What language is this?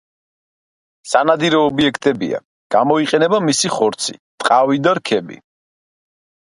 Georgian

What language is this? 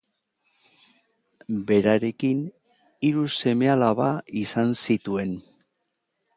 Basque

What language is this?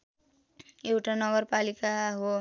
Nepali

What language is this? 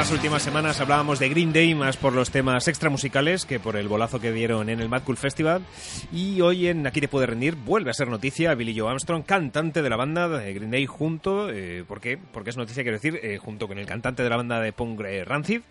Spanish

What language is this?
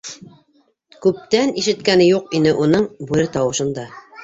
Bashkir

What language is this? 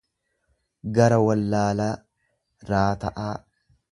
Oromo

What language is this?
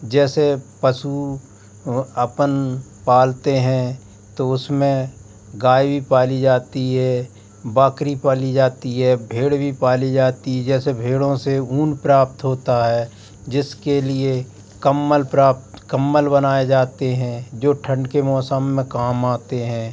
Hindi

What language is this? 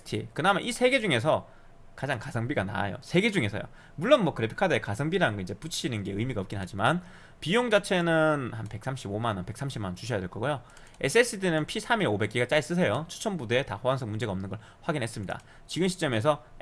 Korean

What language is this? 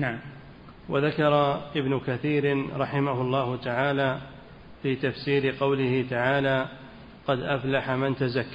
Arabic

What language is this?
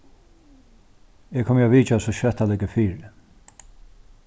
Faroese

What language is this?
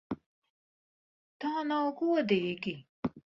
Latvian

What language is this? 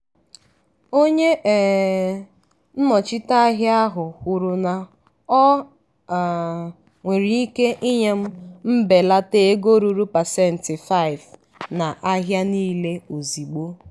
Igbo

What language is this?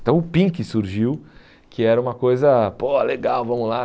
Portuguese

